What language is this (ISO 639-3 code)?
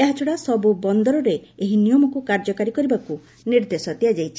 ori